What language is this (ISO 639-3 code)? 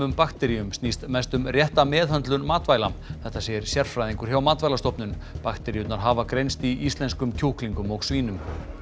isl